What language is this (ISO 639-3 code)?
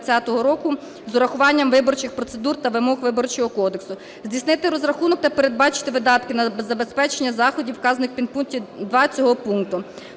ukr